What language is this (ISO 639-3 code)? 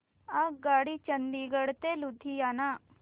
mar